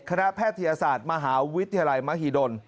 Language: Thai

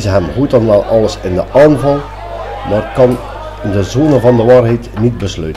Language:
Dutch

